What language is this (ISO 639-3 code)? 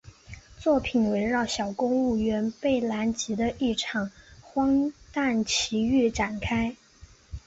zho